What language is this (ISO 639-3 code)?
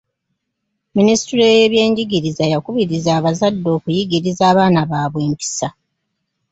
lug